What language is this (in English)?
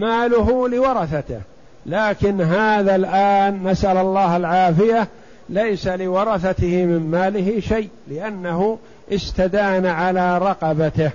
Arabic